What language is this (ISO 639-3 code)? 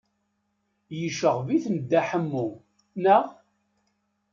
kab